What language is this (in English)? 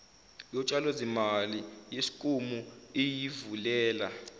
Zulu